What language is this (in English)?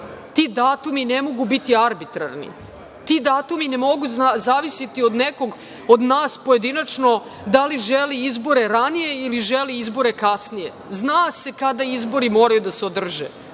Serbian